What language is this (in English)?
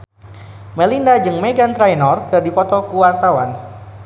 Sundanese